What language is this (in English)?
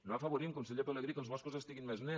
Catalan